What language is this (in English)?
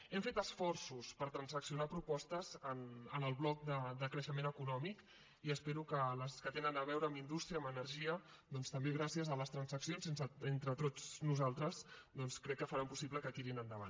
Catalan